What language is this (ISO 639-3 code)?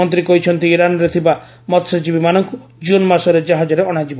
ori